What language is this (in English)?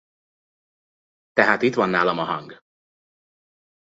Hungarian